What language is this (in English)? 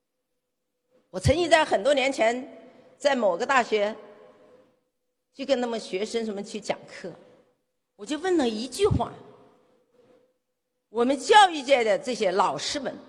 Chinese